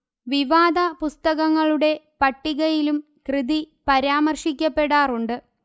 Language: Malayalam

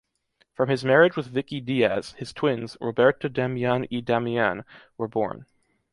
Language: English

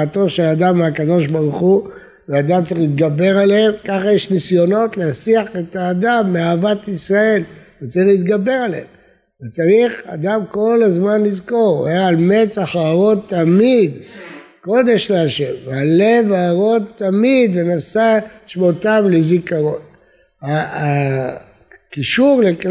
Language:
Hebrew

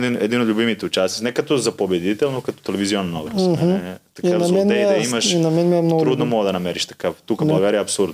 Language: Bulgarian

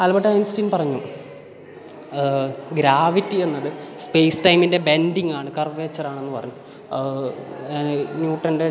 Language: Malayalam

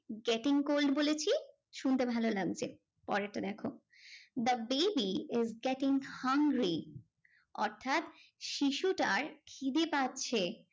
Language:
Bangla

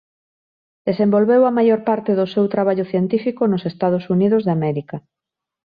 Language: Galician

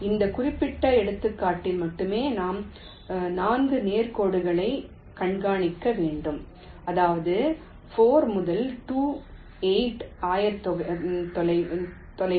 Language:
Tamil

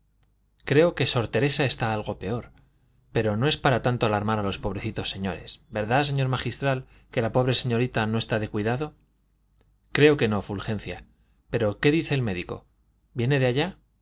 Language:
Spanish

